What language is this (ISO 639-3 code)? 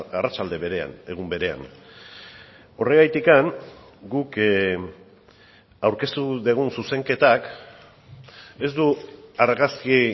eus